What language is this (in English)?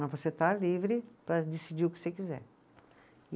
Portuguese